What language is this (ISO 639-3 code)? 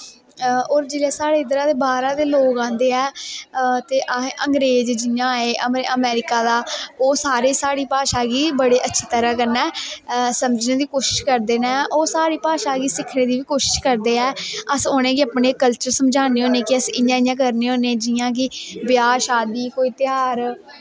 doi